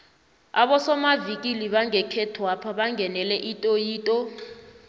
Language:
South Ndebele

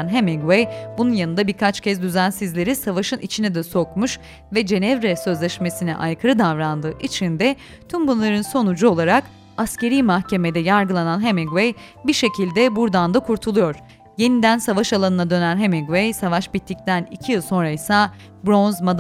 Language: Turkish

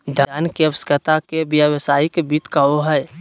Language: Magahi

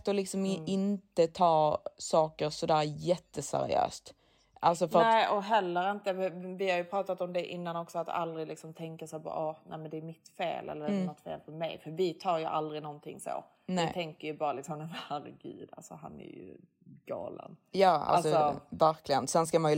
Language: Swedish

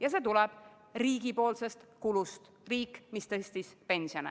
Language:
Estonian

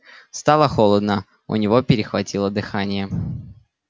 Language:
Russian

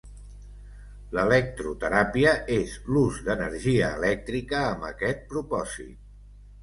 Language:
Catalan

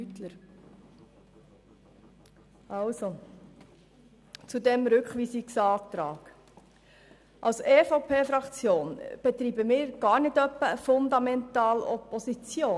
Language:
Swiss German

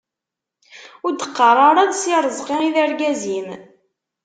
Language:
Kabyle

